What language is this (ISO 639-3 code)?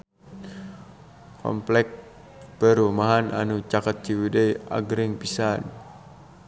sun